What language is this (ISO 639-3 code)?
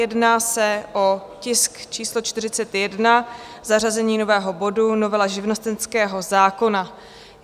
ces